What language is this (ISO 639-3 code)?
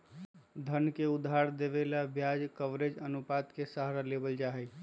mag